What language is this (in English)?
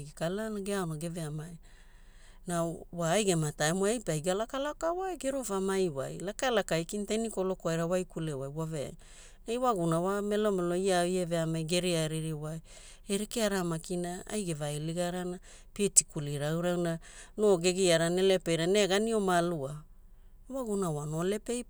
Hula